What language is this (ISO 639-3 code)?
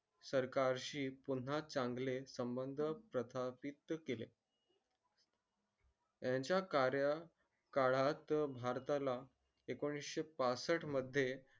mar